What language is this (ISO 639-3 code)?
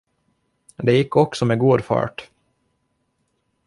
swe